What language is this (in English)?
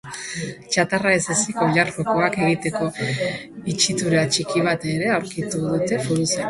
Basque